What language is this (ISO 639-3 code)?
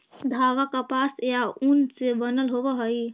mag